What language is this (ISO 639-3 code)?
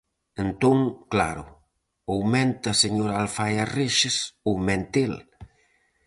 glg